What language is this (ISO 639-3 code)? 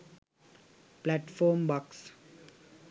sin